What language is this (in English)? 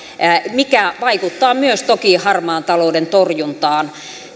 Finnish